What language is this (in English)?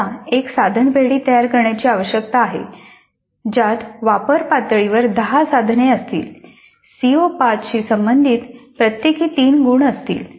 Marathi